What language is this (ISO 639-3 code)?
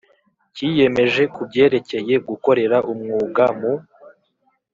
kin